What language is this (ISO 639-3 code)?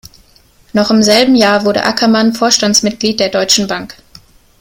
deu